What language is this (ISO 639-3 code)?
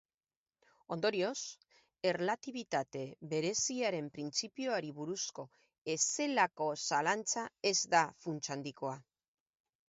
eus